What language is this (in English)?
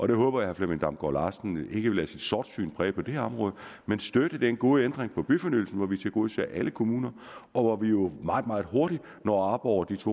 Danish